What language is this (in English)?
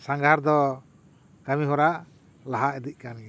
Santali